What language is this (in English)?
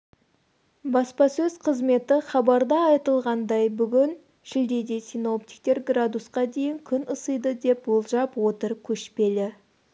Kazakh